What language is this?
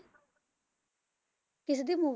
Punjabi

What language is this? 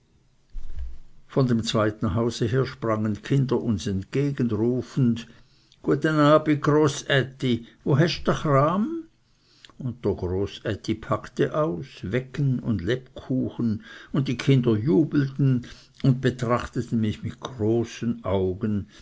German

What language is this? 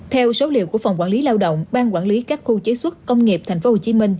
Vietnamese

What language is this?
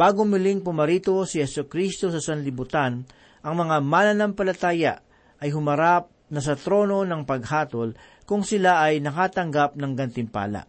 Filipino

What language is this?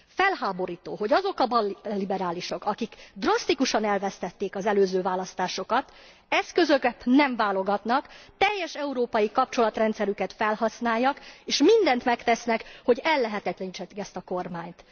Hungarian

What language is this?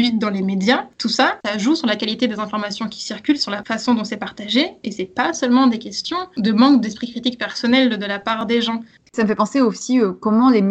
French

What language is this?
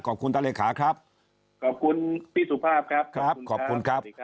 Thai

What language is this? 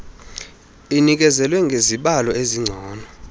Xhosa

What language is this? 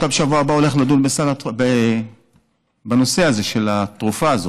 Hebrew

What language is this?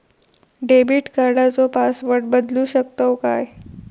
Marathi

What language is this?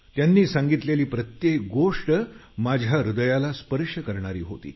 Marathi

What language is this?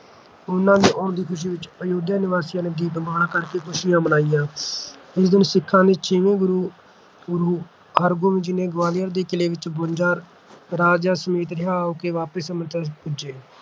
Punjabi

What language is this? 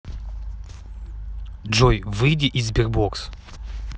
Russian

